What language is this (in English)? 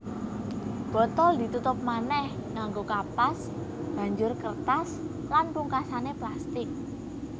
Javanese